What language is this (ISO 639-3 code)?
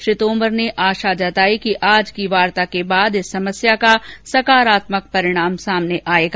hin